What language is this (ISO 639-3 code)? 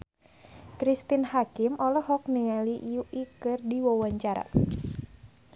sun